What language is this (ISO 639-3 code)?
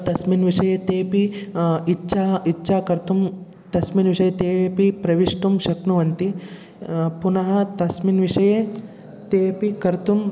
san